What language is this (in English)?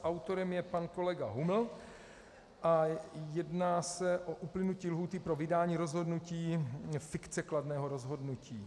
Czech